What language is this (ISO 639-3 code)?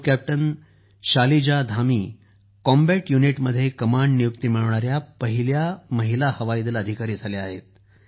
mar